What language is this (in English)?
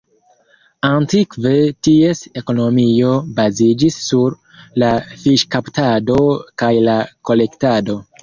Esperanto